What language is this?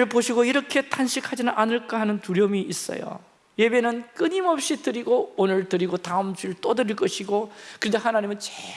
Korean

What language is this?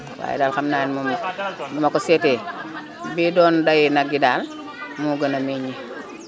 Wolof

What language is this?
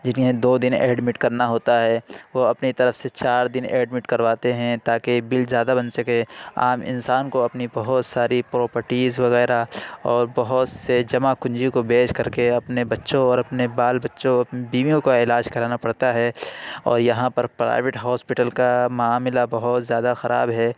Urdu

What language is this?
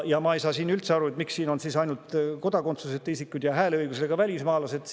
Estonian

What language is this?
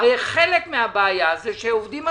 Hebrew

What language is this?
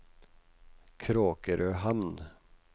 Norwegian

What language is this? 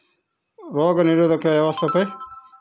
Telugu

